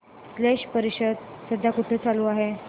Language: Marathi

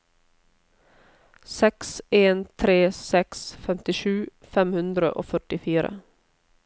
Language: Norwegian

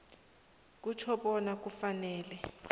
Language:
South Ndebele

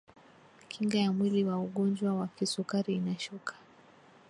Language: Swahili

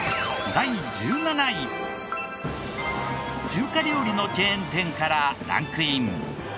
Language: Japanese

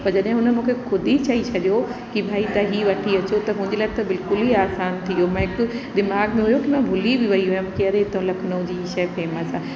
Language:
Sindhi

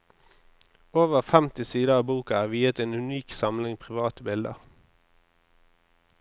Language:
Norwegian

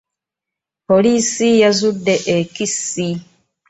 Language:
Ganda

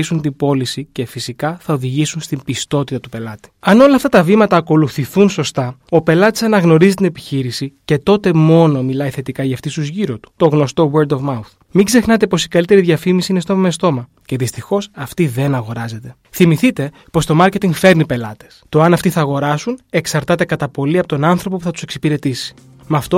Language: Greek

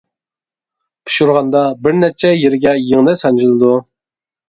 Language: Uyghur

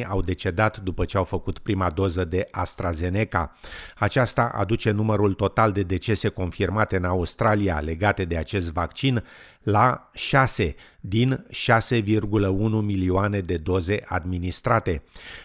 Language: Romanian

